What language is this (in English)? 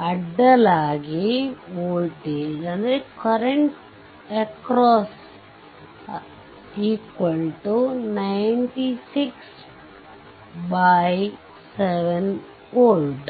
Kannada